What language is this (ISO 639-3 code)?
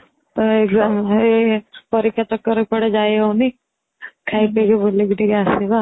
ori